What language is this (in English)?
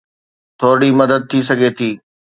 Sindhi